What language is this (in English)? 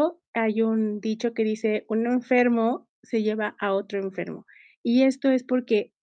Spanish